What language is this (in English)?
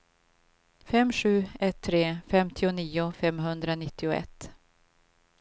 Swedish